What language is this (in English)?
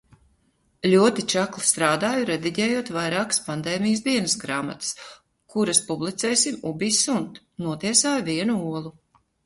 Latvian